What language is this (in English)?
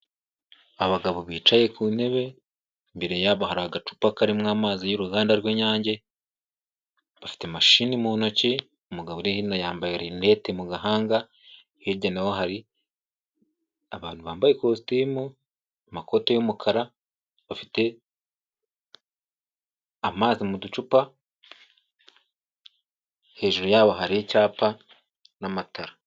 Kinyarwanda